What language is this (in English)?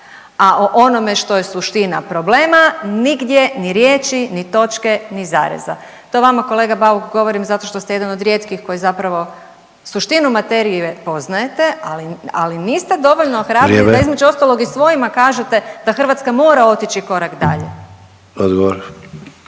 Croatian